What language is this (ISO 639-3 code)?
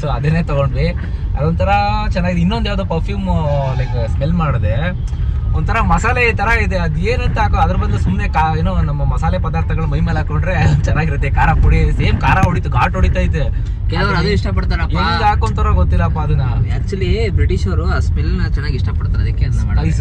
kan